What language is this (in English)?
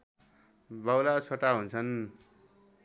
Nepali